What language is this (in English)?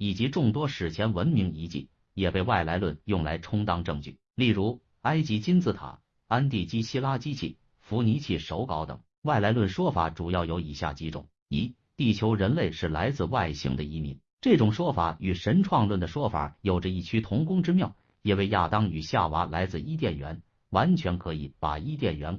Chinese